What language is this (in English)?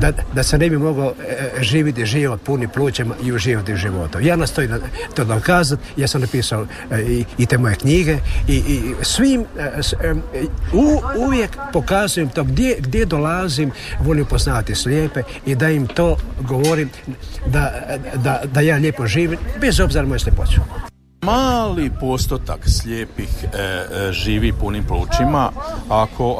Croatian